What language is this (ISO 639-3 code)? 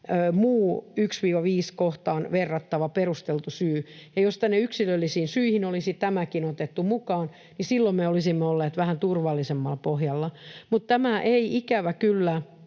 fin